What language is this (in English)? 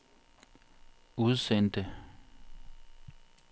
Danish